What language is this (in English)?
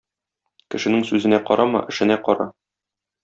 Tatar